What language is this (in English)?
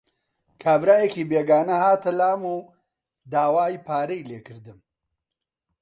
Central Kurdish